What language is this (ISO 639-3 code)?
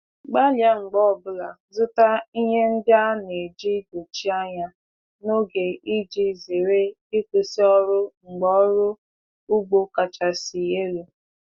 ibo